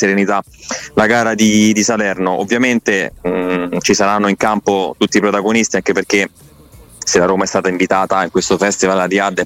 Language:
Italian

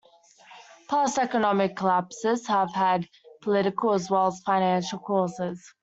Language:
English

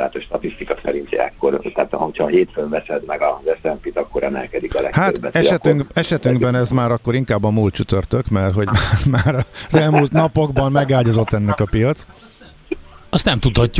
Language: Hungarian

